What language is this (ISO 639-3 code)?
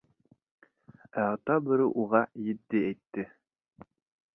bak